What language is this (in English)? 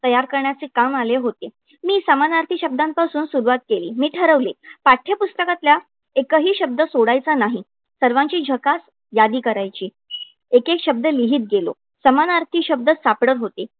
Marathi